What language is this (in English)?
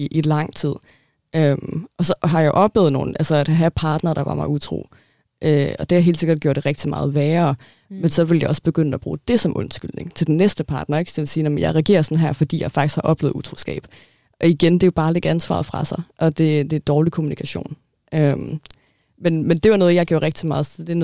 Danish